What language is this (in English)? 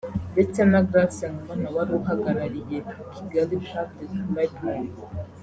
Kinyarwanda